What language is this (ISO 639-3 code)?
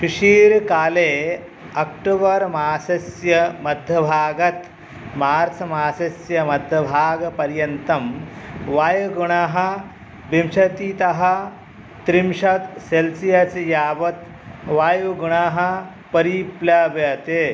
san